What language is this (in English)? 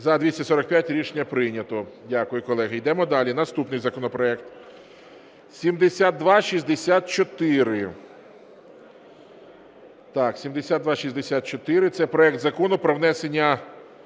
Ukrainian